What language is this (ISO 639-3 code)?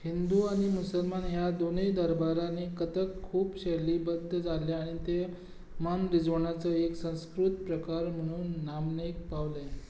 kok